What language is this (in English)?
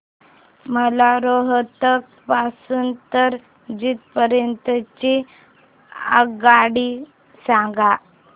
Marathi